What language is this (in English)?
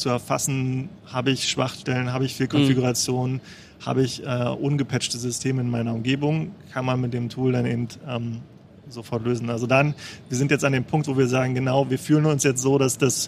German